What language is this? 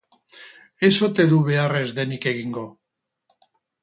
Basque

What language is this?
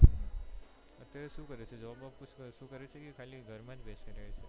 Gujarati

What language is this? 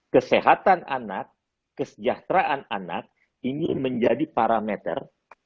Indonesian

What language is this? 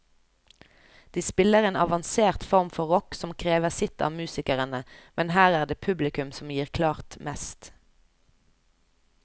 Norwegian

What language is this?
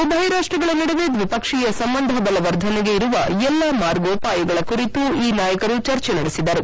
Kannada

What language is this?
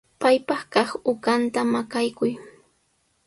Sihuas Ancash Quechua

